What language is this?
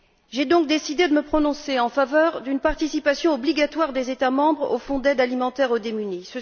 French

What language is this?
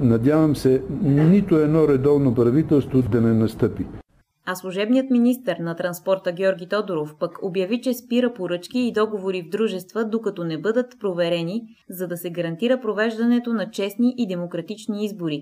Bulgarian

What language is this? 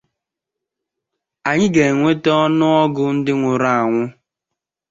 Igbo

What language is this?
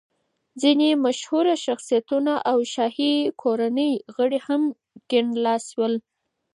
Pashto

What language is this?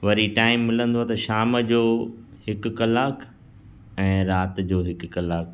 Sindhi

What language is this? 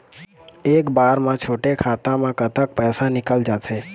Chhattisgarhi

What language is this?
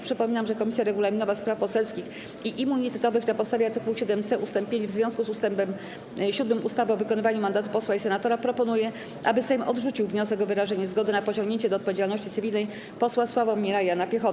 Polish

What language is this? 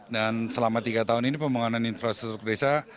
Indonesian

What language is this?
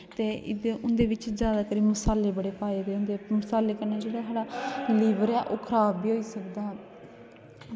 Dogri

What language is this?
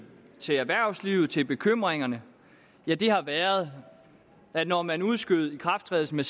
Danish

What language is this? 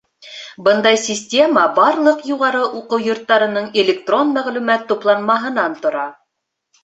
Bashkir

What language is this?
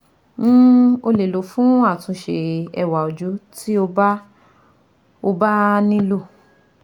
Yoruba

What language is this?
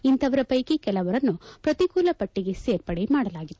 Kannada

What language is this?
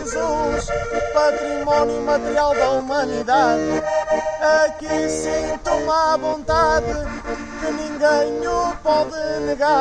Portuguese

